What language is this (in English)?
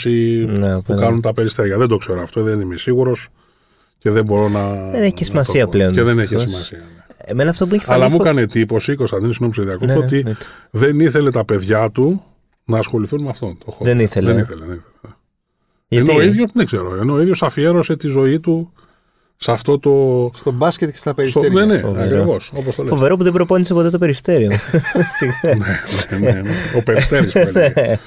Greek